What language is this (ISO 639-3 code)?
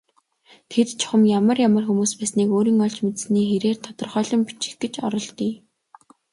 mon